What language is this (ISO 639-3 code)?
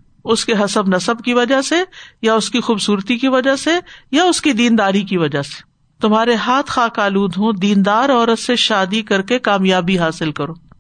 urd